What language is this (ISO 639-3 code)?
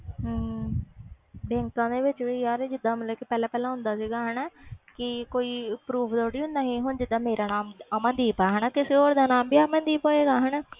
pan